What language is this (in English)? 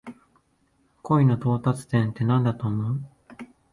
Japanese